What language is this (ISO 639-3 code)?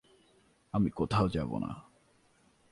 ben